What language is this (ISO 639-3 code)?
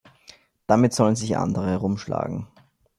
deu